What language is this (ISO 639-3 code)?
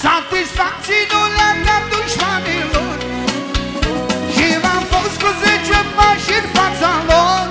ron